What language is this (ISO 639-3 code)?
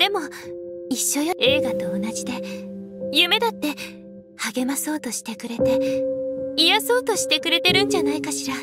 jpn